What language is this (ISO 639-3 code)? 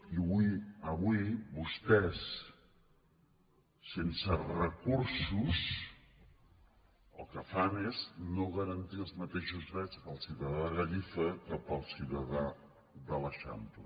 cat